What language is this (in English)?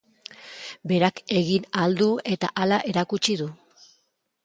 Basque